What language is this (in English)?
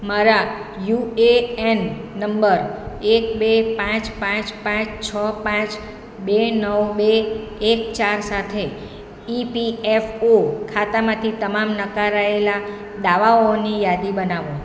Gujarati